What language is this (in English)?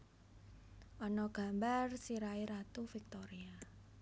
Javanese